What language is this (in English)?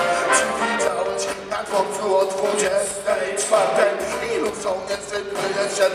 Polish